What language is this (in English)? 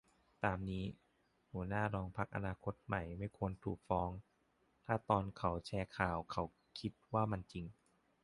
Thai